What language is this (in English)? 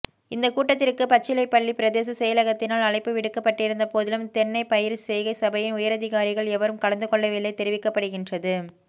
Tamil